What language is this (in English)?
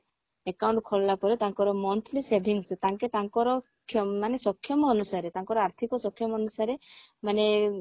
Odia